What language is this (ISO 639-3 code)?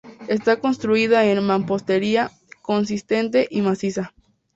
spa